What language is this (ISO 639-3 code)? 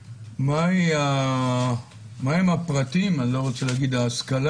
heb